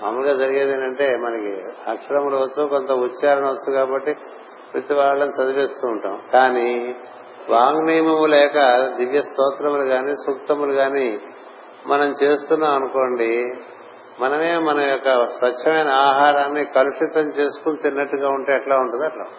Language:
Telugu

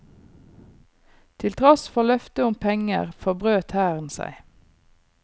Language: Norwegian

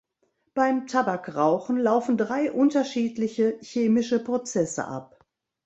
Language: German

